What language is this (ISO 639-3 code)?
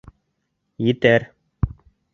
bak